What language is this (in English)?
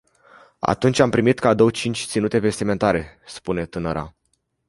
Romanian